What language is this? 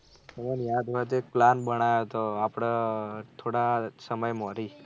Gujarati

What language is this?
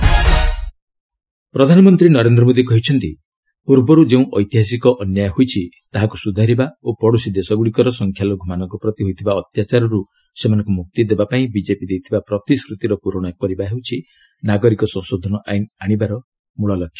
Odia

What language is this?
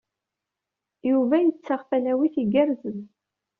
Kabyle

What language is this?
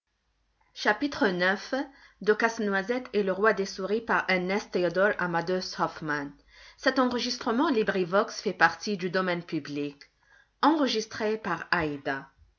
French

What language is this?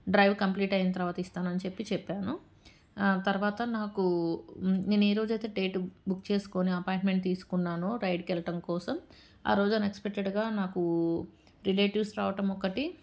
Telugu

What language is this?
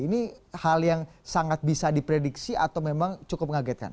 Indonesian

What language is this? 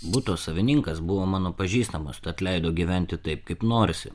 Lithuanian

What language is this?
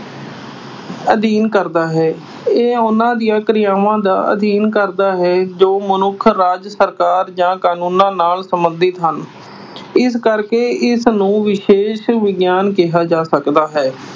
Punjabi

